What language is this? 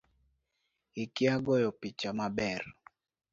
Luo (Kenya and Tanzania)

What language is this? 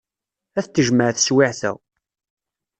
Kabyle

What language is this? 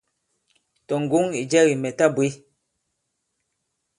Bankon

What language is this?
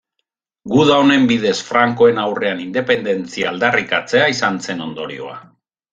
Basque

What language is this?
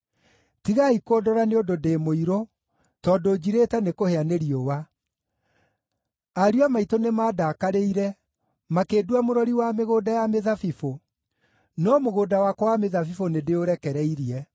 Kikuyu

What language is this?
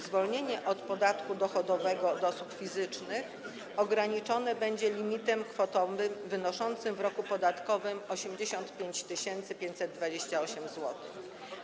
Polish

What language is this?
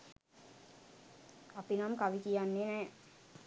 Sinhala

